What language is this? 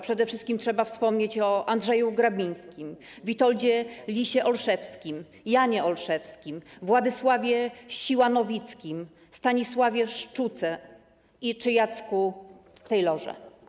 Polish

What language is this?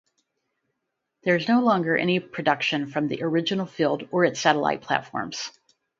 English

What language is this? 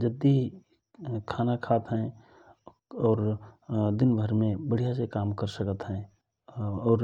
Rana Tharu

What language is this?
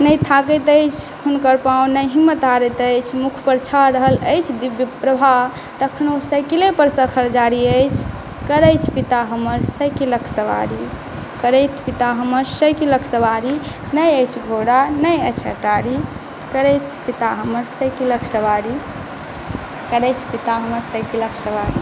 Maithili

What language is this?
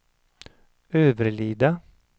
Swedish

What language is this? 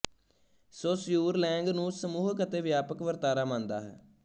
Punjabi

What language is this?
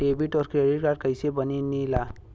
Bhojpuri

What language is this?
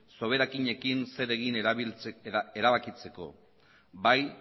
Basque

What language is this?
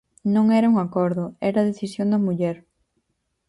Galician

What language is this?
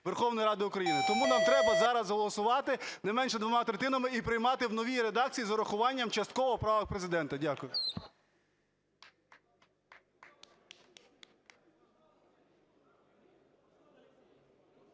Ukrainian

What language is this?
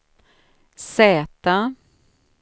Swedish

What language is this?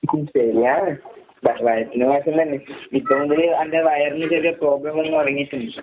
Malayalam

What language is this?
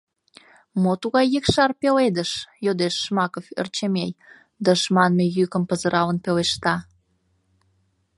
Mari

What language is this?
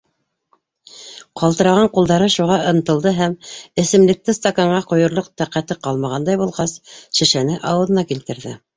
Bashkir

